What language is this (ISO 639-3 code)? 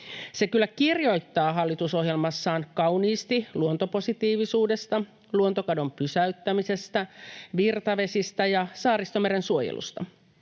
fin